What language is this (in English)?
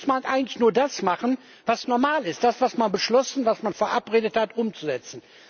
German